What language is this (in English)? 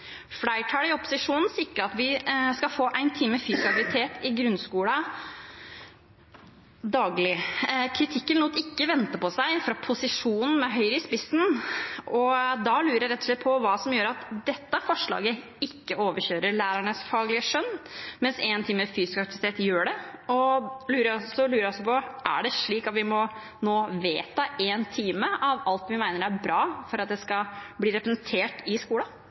Norwegian Bokmål